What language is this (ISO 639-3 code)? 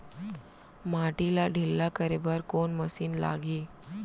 hne